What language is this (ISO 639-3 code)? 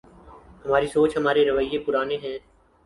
urd